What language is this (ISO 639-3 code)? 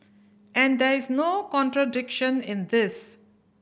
eng